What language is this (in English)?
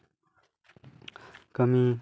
Santali